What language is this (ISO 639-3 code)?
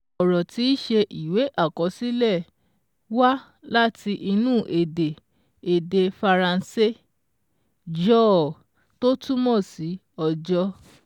yor